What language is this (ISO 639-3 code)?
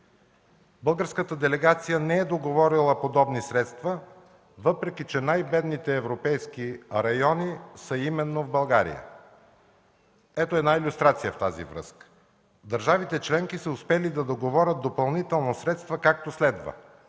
bul